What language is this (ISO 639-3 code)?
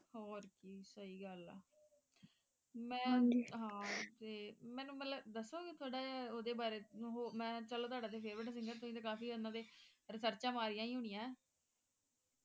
pan